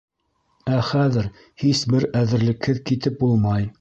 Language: Bashkir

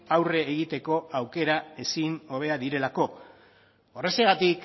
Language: Basque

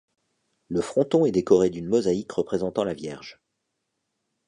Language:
French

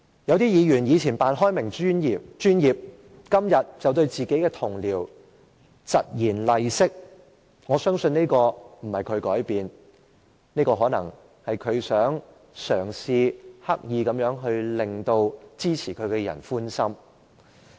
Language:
Cantonese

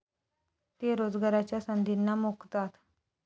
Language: Marathi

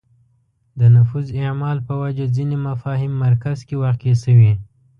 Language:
Pashto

